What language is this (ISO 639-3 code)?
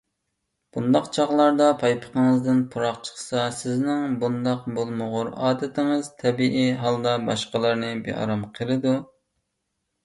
uig